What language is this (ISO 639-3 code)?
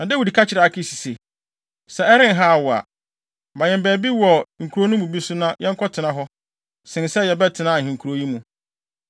aka